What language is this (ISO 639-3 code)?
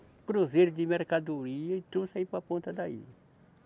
por